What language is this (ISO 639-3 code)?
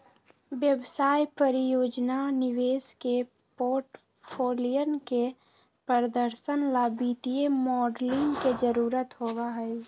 mag